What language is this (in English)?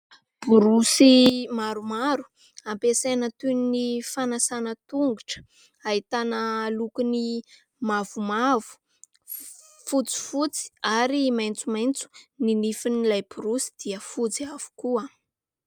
Malagasy